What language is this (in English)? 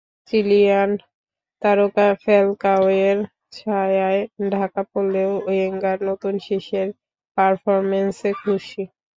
Bangla